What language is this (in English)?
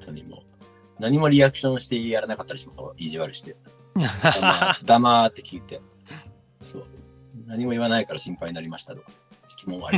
Japanese